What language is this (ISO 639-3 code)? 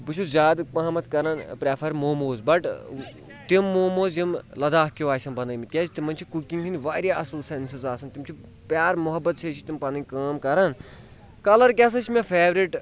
kas